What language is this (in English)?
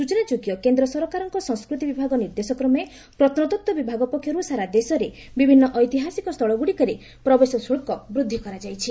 Odia